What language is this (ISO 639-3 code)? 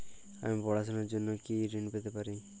ben